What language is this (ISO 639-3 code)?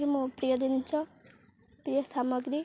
ori